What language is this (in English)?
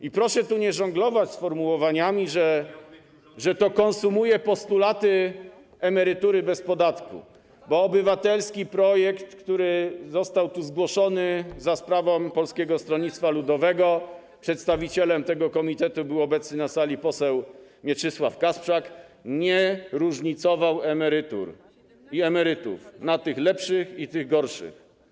Polish